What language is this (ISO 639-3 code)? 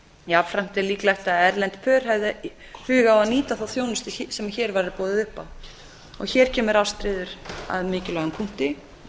isl